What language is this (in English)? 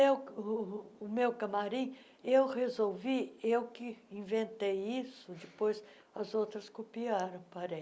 Portuguese